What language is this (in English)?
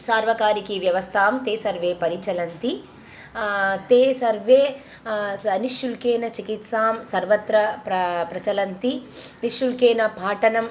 Sanskrit